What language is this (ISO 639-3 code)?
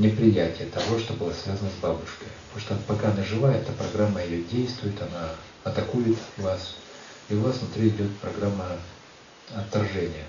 rus